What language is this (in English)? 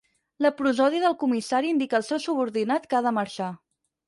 Catalan